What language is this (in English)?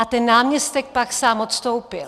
Czech